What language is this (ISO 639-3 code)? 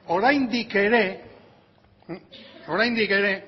eus